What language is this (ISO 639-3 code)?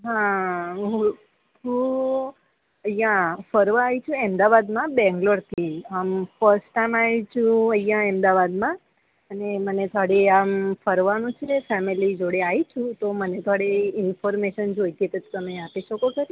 guj